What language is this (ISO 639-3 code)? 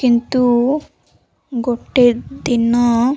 ori